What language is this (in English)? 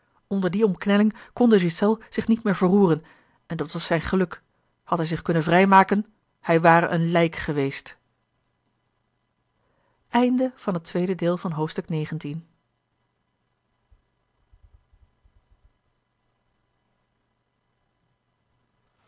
Dutch